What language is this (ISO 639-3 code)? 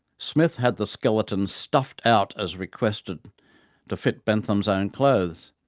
eng